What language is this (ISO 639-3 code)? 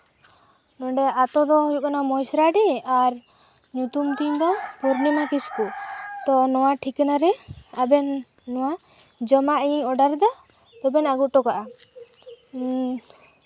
sat